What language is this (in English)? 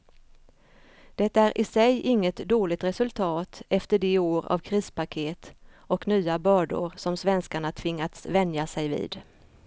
Swedish